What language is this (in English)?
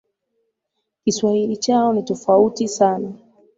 Swahili